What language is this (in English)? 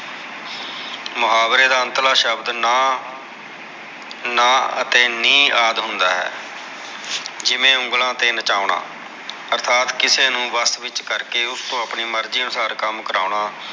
Punjabi